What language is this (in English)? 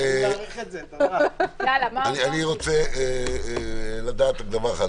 Hebrew